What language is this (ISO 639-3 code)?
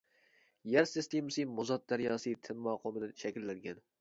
uig